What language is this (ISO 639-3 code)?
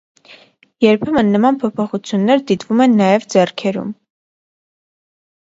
hye